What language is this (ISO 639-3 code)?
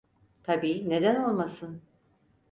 tur